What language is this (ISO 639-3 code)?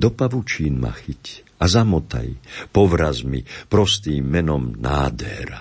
slk